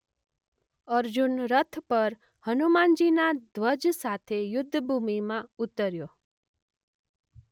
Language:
Gujarati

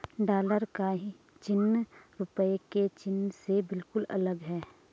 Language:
Hindi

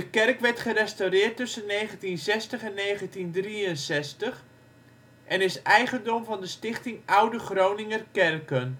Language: Dutch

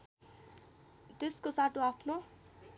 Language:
Nepali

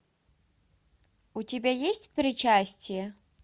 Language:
Russian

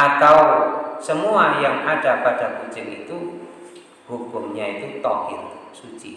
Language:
Indonesian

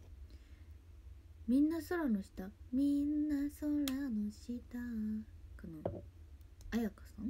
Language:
Japanese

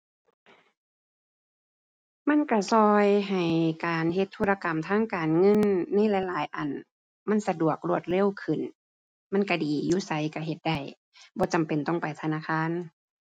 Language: Thai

